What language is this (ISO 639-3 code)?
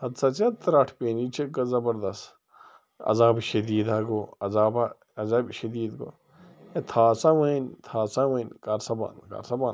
kas